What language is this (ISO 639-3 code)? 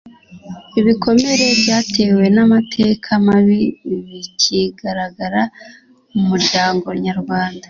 kin